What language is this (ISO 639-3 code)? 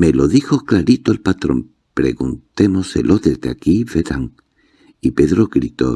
spa